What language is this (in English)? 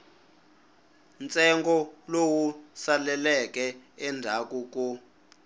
Tsonga